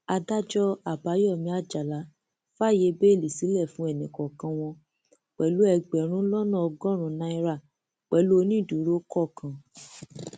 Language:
Yoruba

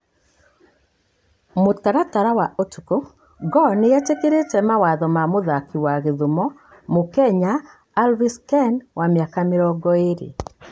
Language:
Kikuyu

